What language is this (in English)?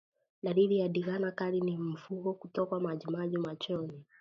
Swahili